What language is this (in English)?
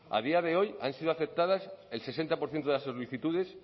Spanish